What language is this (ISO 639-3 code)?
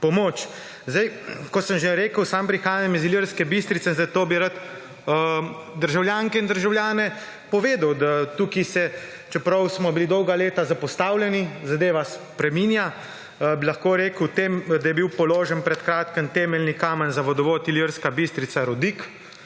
slv